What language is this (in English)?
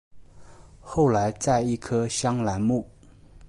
Chinese